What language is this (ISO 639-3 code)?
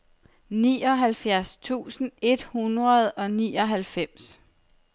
dan